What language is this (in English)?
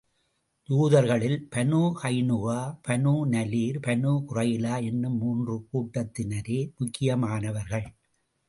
Tamil